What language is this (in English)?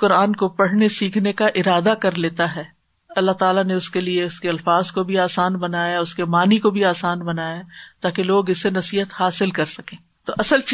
Urdu